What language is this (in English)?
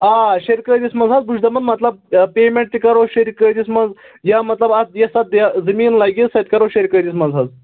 Kashmiri